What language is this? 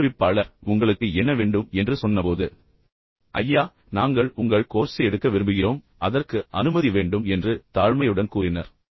Tamil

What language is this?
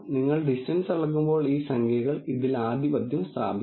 Malayalam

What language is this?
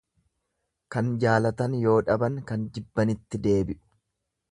Oromo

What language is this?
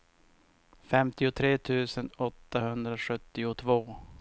Swedish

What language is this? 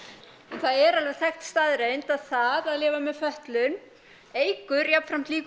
Icelandic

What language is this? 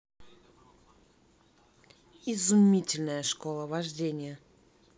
Russian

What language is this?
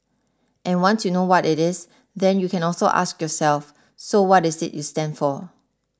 English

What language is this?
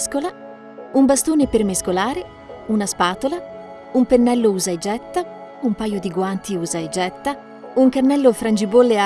Italian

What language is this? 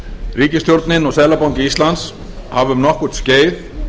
Icelandic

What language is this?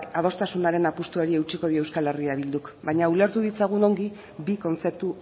Basque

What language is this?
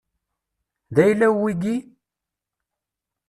Kabyle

